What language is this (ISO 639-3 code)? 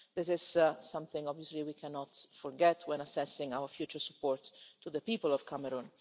eng